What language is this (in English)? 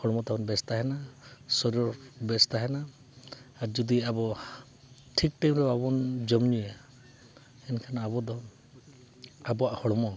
Santali